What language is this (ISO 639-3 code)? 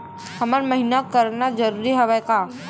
hne